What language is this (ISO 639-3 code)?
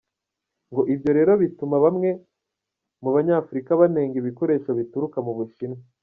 kin